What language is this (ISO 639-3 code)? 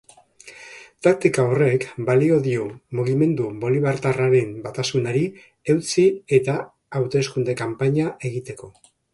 eus